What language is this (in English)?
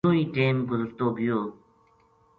Gujari